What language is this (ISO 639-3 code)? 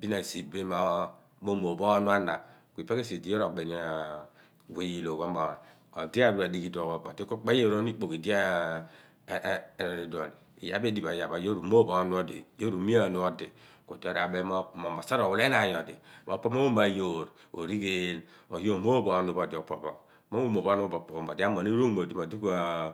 abn